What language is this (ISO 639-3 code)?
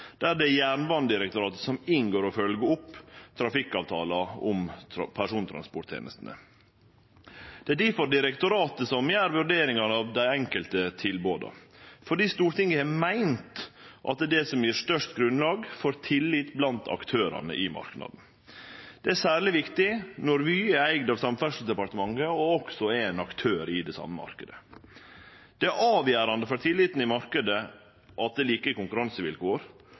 nno